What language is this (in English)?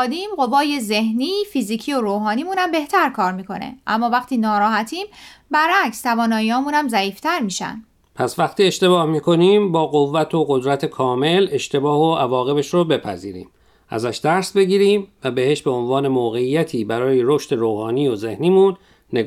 Persian